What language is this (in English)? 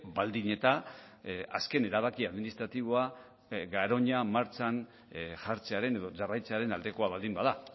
Basque